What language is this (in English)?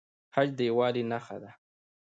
Pashto